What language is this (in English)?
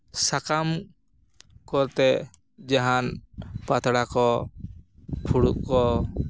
Santali